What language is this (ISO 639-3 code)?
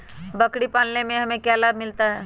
mag